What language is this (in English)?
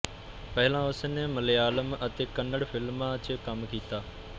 Punjabi